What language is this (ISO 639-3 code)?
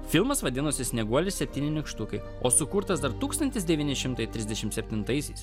lit